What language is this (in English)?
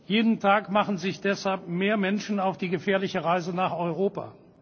German